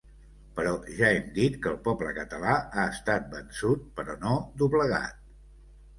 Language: Catalan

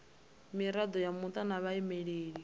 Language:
Venda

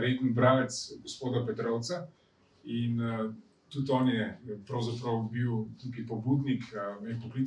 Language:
Romanian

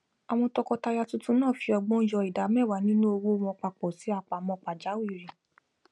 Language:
Yoruba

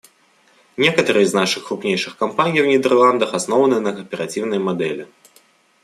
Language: Russian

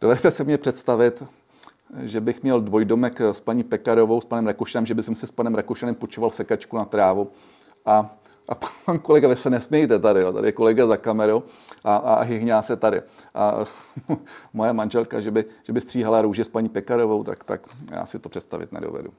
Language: Czech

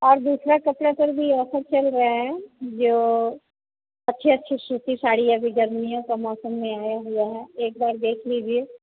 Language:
Hindi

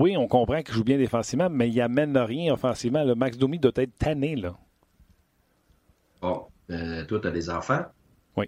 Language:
French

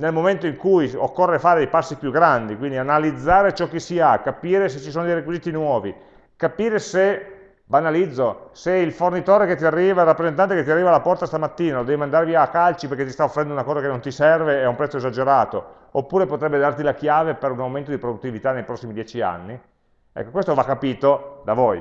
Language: Italian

